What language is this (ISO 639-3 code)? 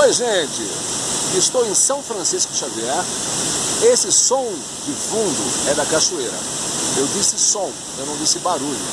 por